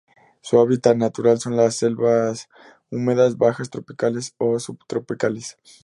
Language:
Spanish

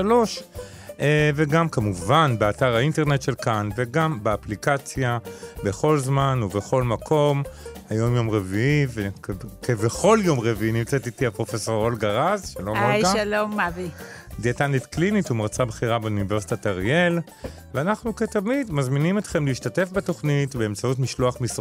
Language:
Hebrew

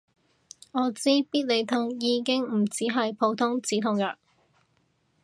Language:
Cantonese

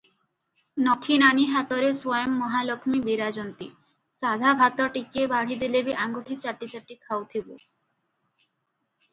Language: Odia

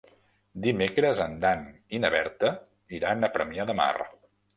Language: Catalan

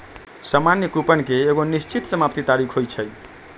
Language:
Magahi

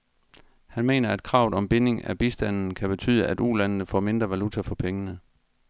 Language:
Danish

